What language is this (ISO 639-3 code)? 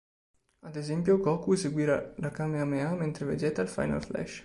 ita